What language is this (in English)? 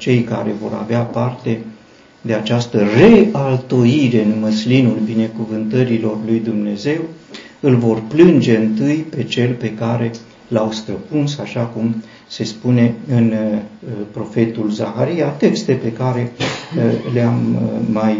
Romanian